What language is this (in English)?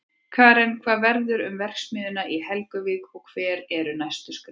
Icelandic